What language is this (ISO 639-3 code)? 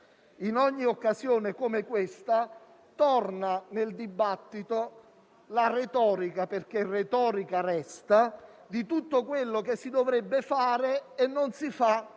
ita